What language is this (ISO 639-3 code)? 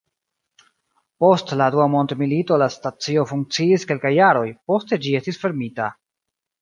epo